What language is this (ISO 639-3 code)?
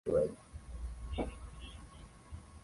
swa